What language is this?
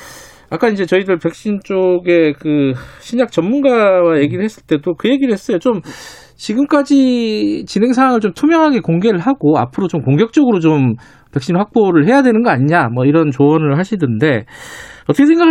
Korean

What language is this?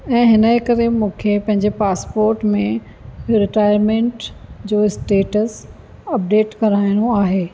Sindhi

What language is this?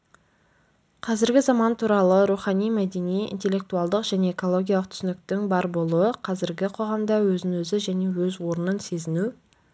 Kazakh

